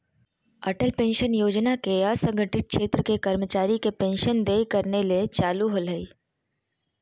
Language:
Magahi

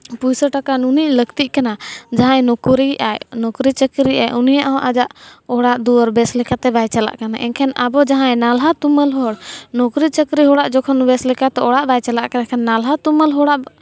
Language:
Santali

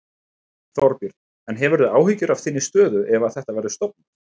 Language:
Icelandic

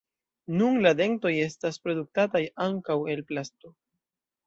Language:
Esperanto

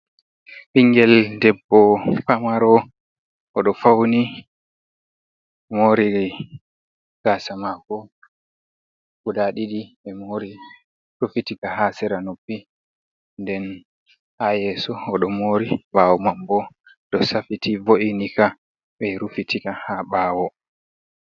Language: Fula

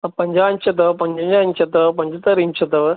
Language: Sindhi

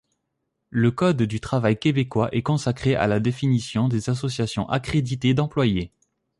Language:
French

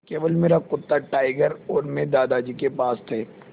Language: Hindi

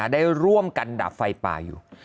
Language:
Thai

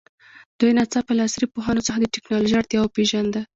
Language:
Pashto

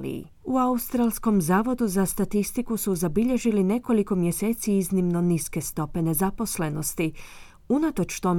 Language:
Croatian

